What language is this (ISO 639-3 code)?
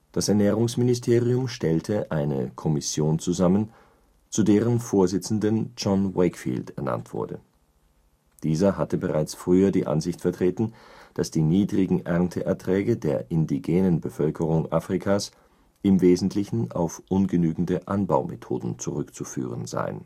deu